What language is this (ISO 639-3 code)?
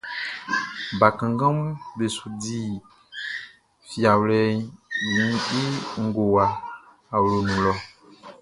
bci